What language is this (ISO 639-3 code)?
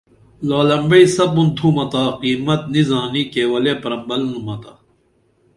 dml